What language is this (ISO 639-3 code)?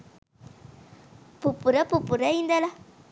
sin